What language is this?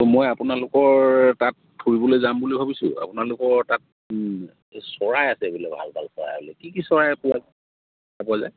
Assamese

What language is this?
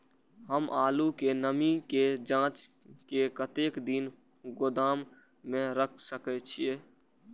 Maithili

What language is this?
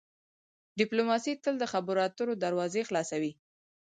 Pashto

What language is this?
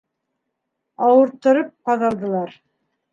Bashkir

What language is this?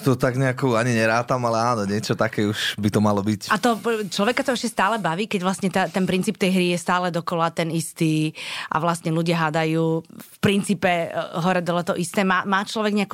Slovak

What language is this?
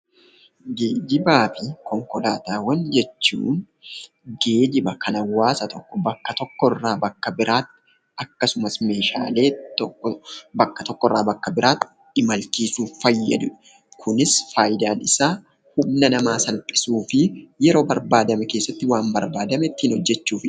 Oromo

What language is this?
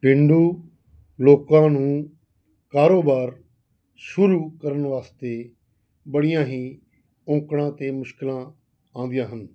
Punjabi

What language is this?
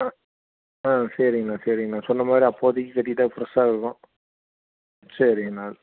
Tamil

